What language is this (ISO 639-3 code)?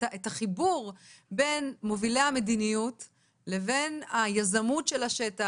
heb